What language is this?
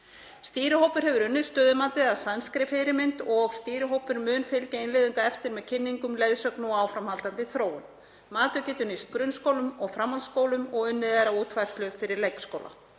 Icelandic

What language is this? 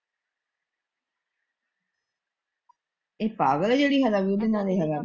Punjabi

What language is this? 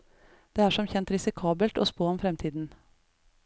Norwegian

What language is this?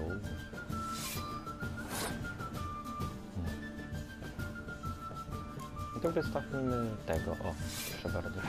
Polish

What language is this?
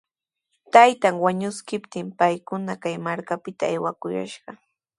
Sihuas Ancash Quechua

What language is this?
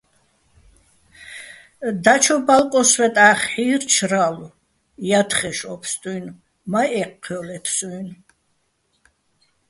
Bats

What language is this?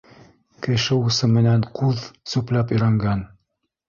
Bashkir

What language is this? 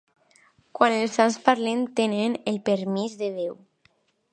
Catalan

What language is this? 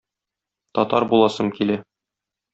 Tatar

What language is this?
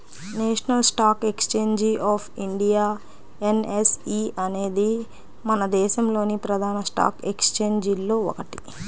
Telugu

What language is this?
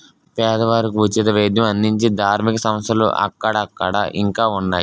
Telugu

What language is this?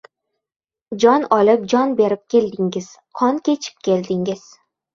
Uzbek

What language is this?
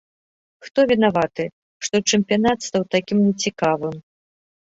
Belarusian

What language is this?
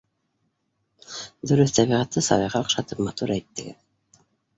Bashkir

